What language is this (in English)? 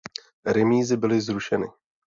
Czech